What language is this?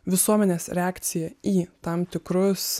Lithuanian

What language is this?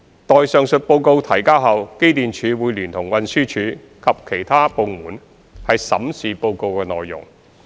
Cantonese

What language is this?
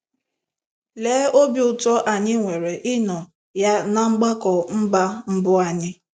Igbo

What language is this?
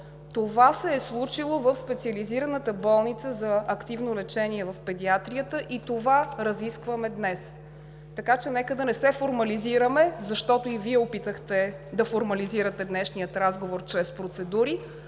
Bulgarian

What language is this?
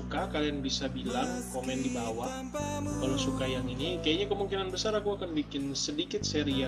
Indonesian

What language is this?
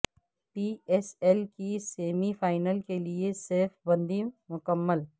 Urdu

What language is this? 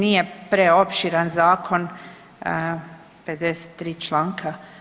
Croatian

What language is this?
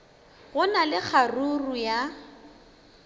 Northern Sotho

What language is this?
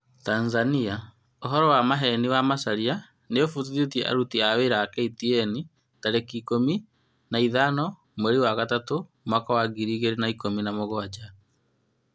Kikuyu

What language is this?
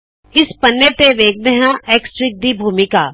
Punjabi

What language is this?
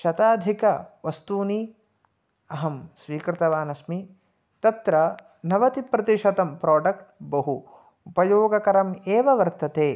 Sanskrit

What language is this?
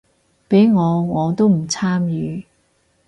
Cantonese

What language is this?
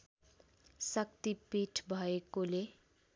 Nepali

